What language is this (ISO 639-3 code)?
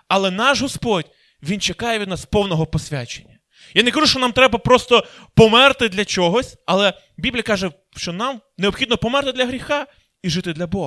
ukr